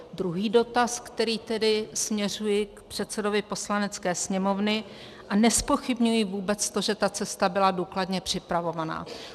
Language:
Czech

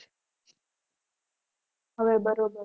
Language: Gujarati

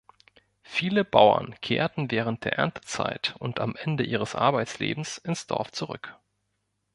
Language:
German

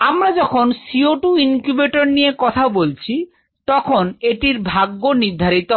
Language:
Bangla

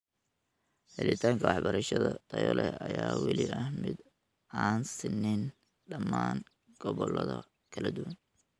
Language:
Somali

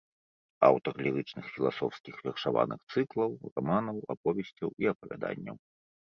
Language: Belarusian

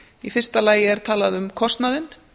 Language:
Icelandic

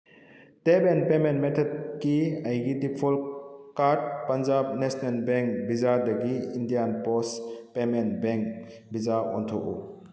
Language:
Manipuri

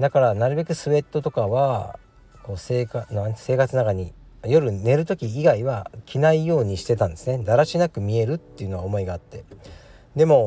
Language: Japanese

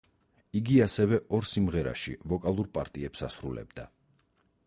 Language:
Georgian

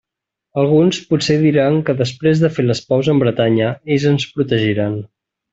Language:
Catalan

